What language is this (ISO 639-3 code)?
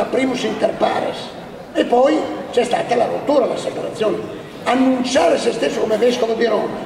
ita